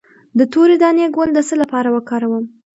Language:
Pashto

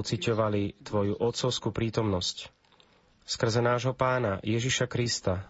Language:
Slovak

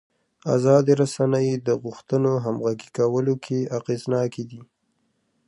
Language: Pashto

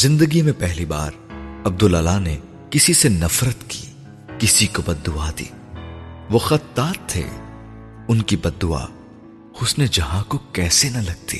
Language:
Urdu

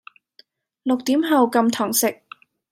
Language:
Cantonese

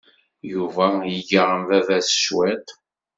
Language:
Kabyle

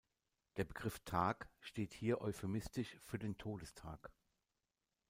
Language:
German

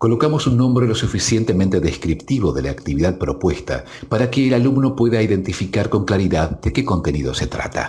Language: Spanish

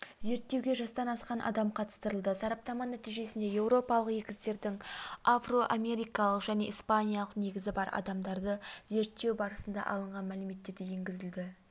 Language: Kazakh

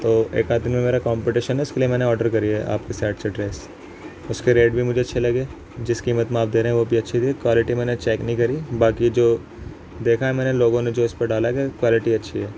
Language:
Urdu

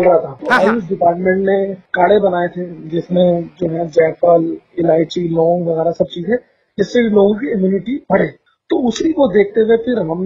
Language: Hindi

